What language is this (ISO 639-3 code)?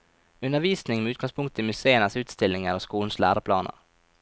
nor